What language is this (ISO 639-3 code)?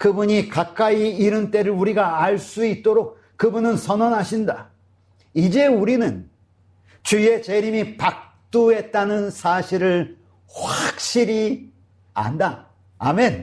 kor